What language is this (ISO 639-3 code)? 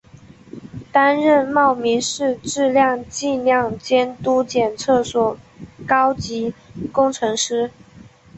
zho